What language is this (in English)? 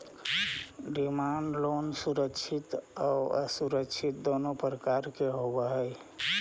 Magahi